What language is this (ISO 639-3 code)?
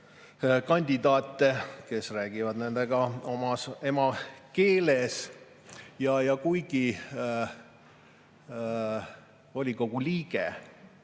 est